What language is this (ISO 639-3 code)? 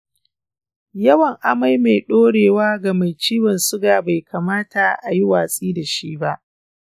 hau